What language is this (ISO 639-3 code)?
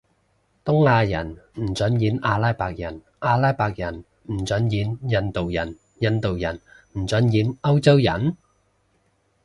yue